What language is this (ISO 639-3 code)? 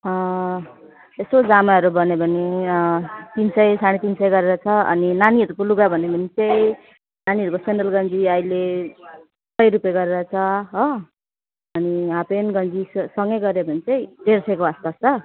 nep